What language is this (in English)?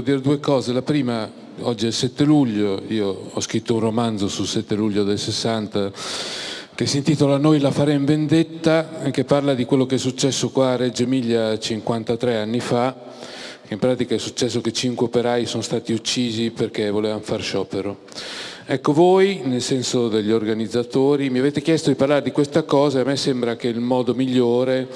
Italian